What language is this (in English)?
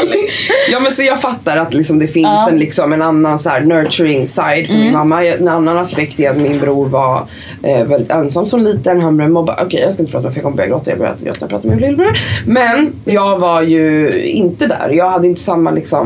Swedish